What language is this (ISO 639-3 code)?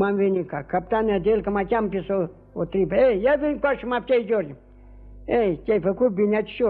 ron